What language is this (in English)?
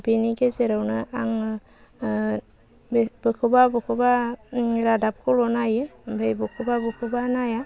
Bodo